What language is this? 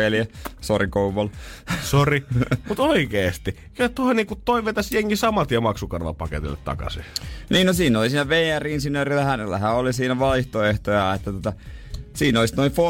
Finnish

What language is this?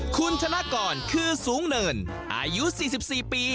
Thai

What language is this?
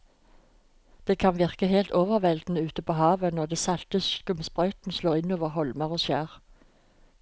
Norwegian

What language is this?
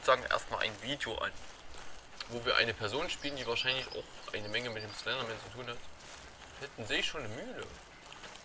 German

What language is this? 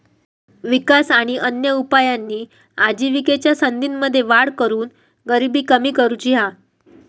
Marathi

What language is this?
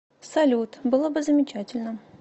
Russian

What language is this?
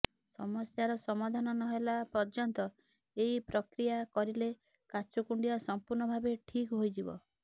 Odia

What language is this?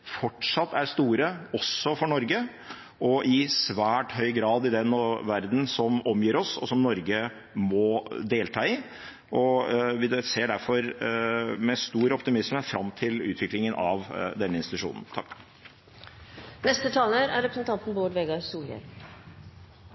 Norwegian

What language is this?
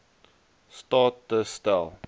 Afrikaans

